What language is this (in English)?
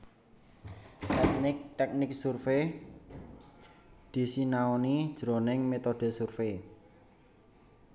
Javanese